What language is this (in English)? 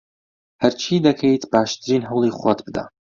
Central Kurdish